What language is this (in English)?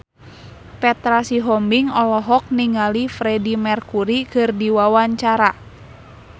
Sundanese